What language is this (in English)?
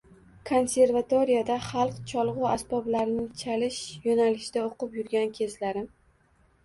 Uzbek